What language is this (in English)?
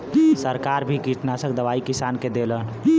Bhojpuri